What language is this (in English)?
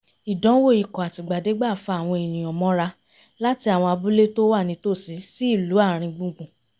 Yoruba